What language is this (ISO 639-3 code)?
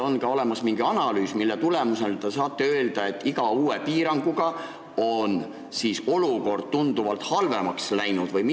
est